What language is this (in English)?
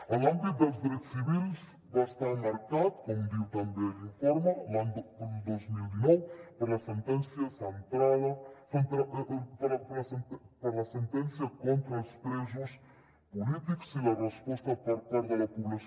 Catalan